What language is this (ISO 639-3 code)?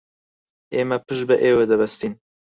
ckb